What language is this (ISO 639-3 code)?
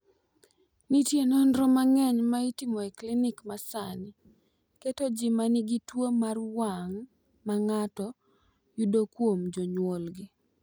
luo